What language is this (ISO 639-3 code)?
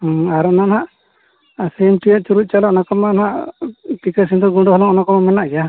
sat